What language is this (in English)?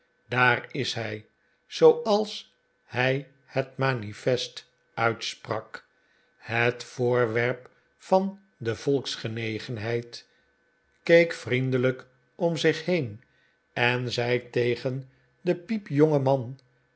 Dutch